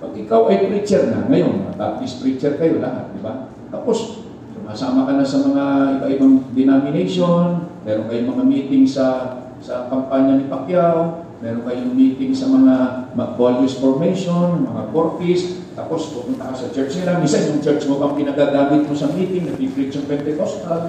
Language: Filipino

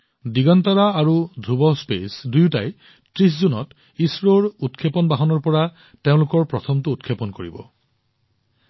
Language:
Assamese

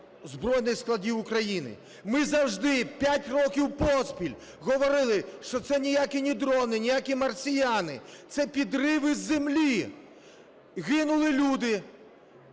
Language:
Ukrainian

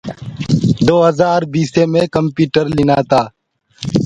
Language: Gurgula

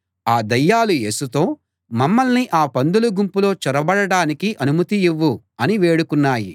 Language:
Telugu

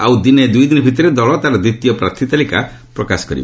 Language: Odia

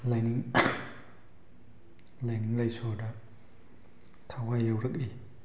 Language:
Manipuri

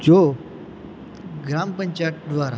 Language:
Gujarati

